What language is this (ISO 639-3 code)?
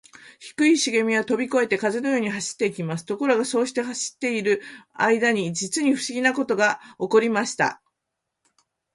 jpn